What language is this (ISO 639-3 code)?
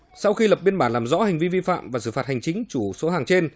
vie